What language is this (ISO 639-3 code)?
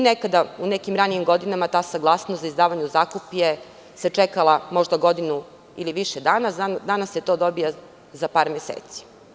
srp